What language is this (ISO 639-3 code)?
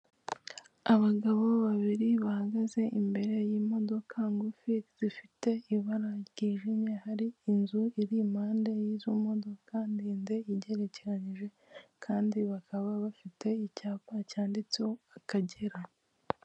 kin